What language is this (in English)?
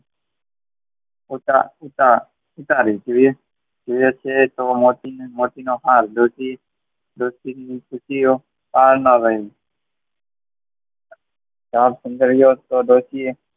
Gujarati